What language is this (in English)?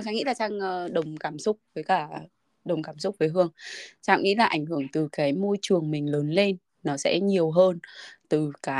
Vietnamese